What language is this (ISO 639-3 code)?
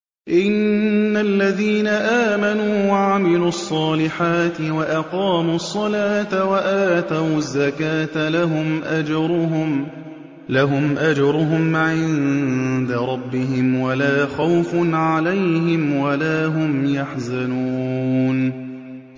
ara